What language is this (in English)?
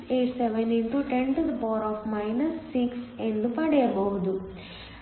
Kannada